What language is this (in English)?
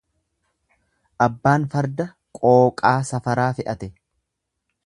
Oromo